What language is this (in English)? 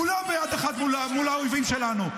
Hebrew